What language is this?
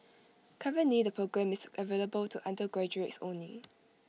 English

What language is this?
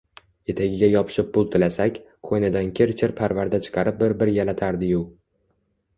Uzbek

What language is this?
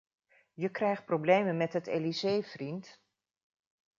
Dutch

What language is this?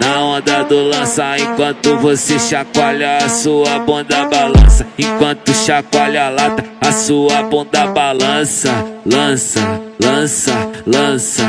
Portuguese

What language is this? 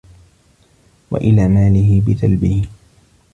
Arabic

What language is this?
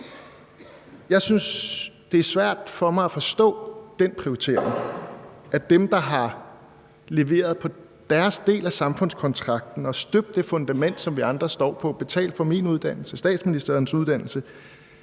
Danish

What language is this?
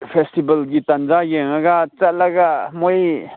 Manipuri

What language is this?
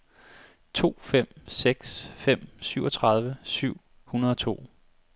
Danish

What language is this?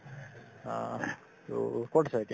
Assamese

